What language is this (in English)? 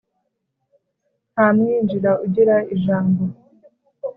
Kinyarwanda